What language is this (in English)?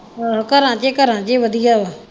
Punjabi